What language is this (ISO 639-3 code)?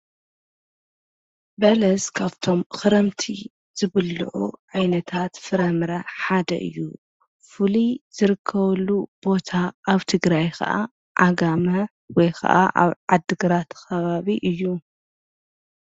tir